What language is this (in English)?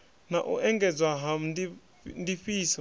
Venda